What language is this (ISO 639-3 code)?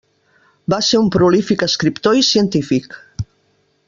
cat